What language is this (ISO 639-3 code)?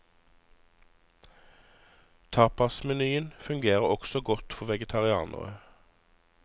nor